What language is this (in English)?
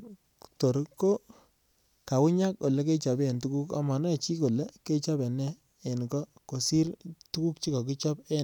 Kalenjin